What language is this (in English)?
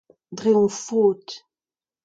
Breton